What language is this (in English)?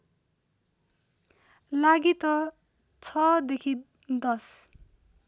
Nepali